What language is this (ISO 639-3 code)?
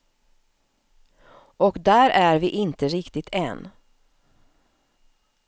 swe